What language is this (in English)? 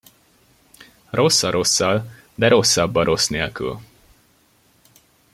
Hungarian